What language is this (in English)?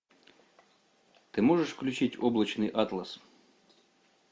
Russian